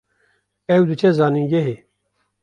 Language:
Kurdish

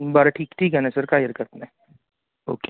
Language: Marathi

